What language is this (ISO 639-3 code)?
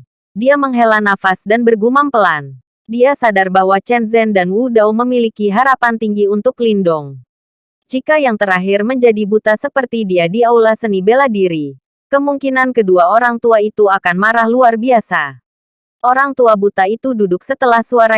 ind